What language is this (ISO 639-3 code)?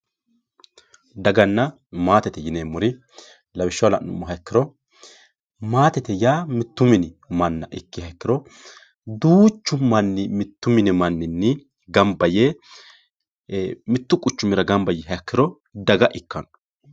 sid